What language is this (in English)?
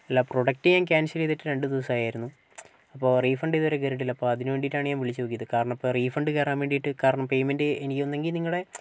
Malayalam